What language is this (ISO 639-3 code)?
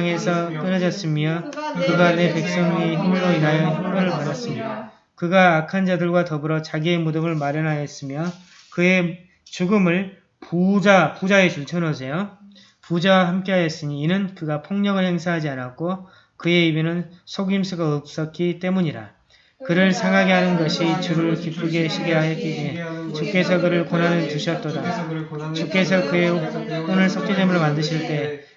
kor